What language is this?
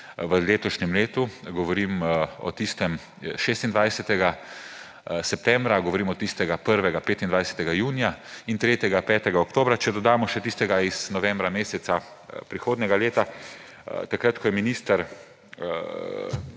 Slovenian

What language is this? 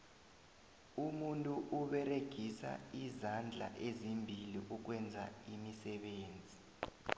South Ndebele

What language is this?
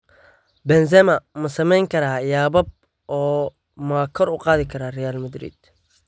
Somali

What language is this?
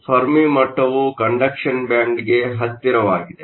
Kannada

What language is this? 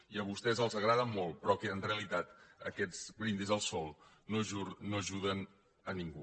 Catalan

